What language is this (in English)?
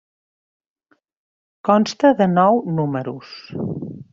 Catalan